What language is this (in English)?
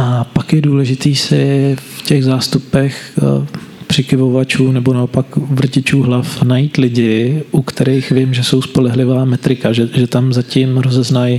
Czech